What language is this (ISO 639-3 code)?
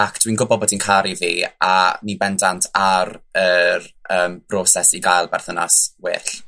cym